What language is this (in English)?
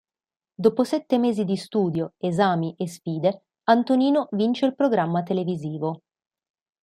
Italian